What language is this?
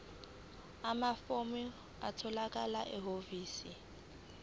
Zulu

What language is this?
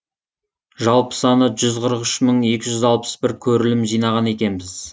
Kazakh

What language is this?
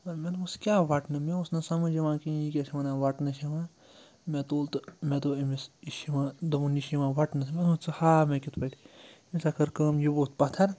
Kashmiri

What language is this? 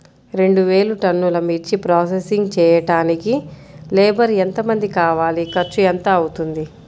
Telugu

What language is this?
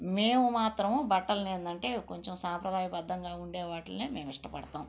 Telugu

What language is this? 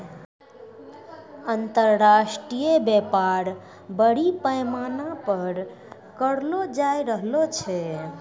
Maithili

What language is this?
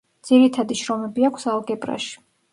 Georgian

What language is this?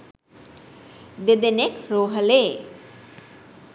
Sinhala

